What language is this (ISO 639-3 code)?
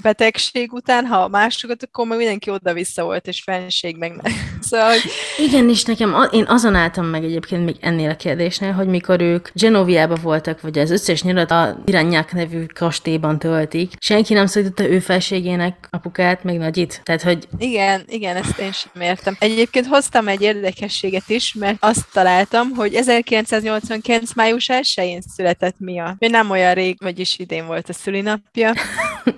hun